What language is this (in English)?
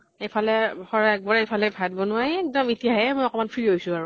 Assamese